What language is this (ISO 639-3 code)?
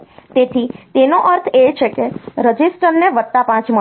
guj